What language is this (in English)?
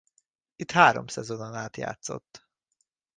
Hungarian